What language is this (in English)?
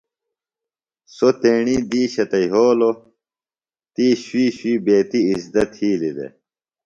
Phalura